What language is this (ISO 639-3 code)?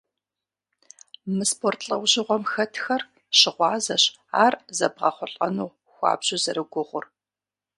kbd